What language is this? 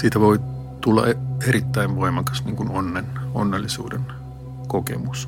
Finnish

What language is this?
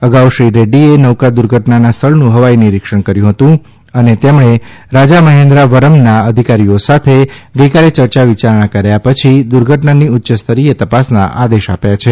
Gujarati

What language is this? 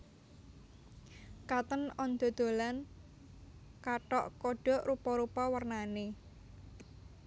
Javanese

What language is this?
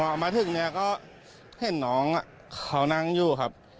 Thai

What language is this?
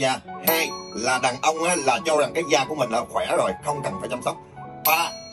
Vietnamese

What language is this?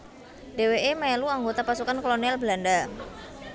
Javanese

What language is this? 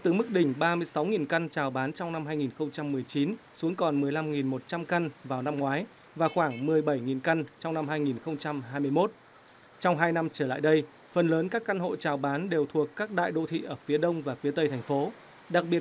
Vietnamese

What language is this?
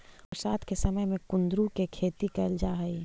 Magahi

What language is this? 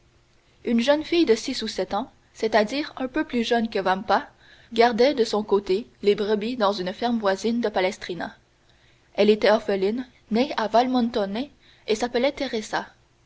French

